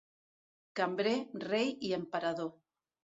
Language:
Catalan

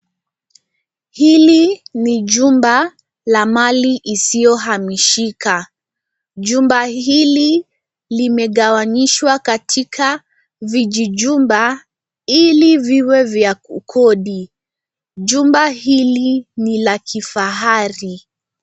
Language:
Swahili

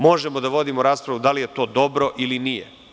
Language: Serbian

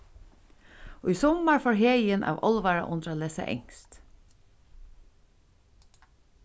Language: Faroese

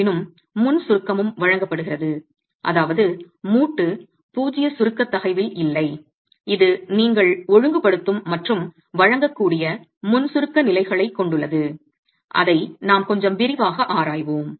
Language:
Tamil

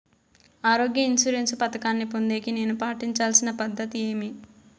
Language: Telugu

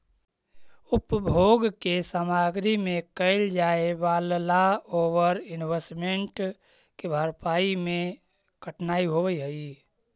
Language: Magahi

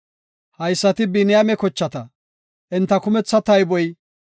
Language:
Gofa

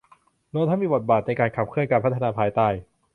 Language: Thai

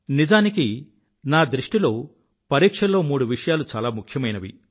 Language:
Telugu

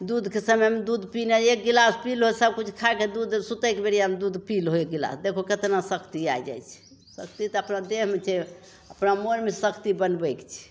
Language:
Maithili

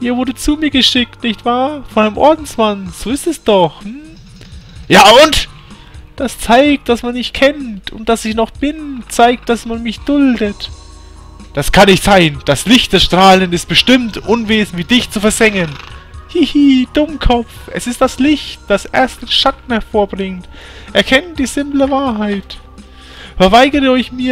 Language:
German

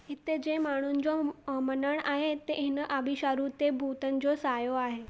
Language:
Sindhi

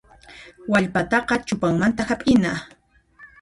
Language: Puno Quechua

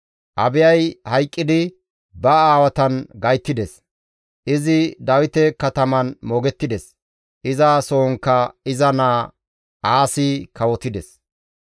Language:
Gamo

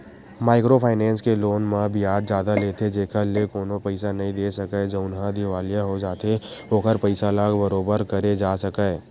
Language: Chhattisgarhi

